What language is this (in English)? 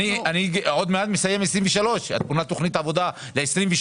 Hebrew